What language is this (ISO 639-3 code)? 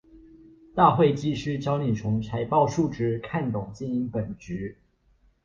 zho